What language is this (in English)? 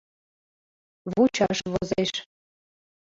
Mari